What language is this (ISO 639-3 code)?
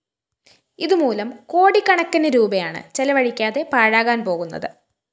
mal